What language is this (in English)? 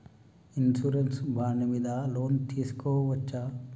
Telugu